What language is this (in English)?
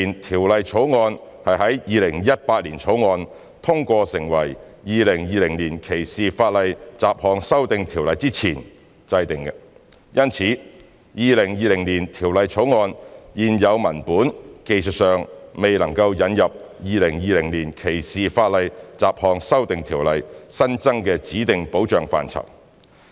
Cantonese